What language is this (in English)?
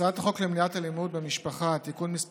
Hebrew